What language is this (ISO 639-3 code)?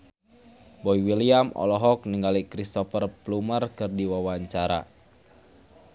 sun